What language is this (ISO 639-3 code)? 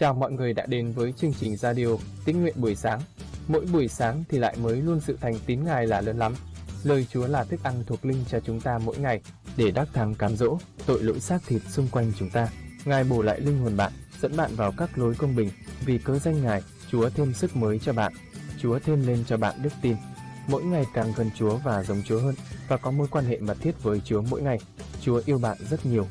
vie